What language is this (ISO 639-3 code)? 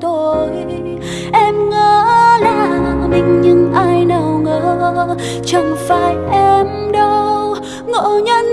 vie